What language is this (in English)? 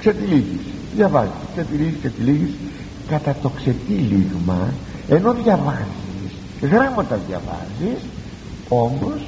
Greek